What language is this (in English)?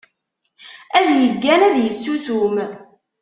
Kabyle